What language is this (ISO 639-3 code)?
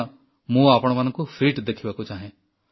ori